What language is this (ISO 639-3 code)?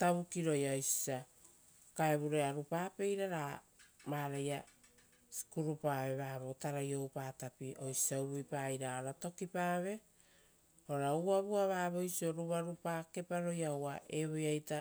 roo